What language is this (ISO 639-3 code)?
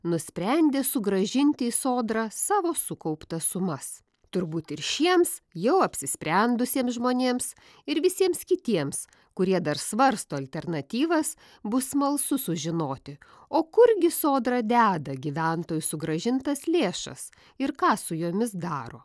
lit